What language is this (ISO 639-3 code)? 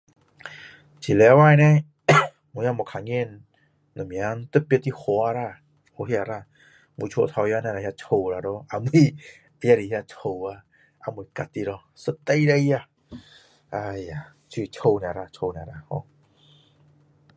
cdo